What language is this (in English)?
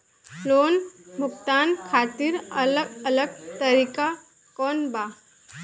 Bhojpuri